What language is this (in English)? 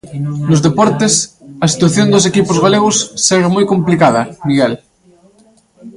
Galician